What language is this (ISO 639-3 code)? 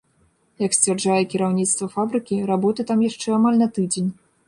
bel